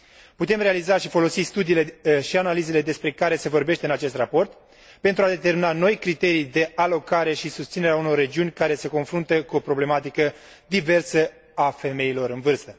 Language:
Romanian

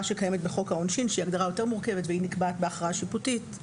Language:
Hebrew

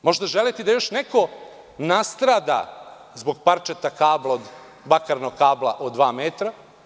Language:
Serbian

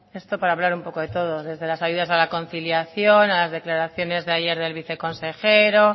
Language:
Spanish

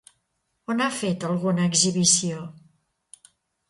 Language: Catalan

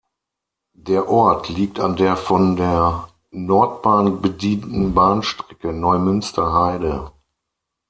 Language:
German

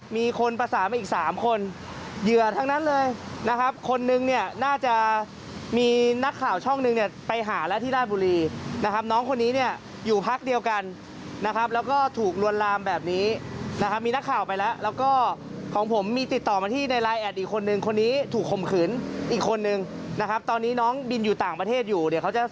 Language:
Thai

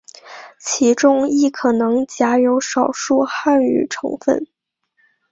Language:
Chinese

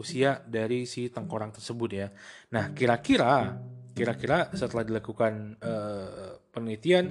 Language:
Indonesian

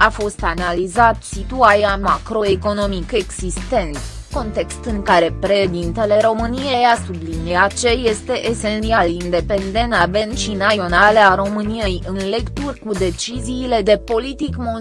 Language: Romanian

